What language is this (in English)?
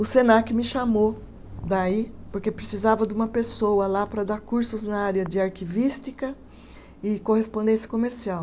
Portuguese